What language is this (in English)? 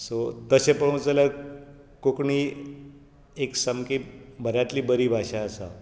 Konkani